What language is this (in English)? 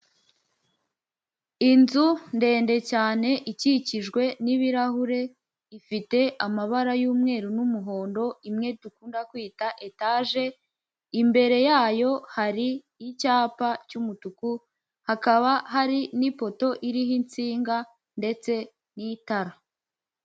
Kinyarwanda